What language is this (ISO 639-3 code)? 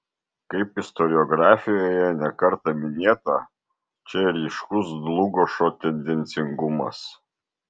lit